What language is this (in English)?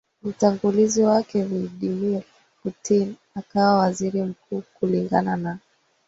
Swahili